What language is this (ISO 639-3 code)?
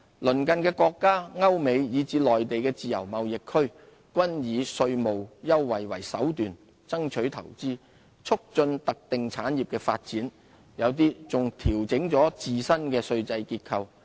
yue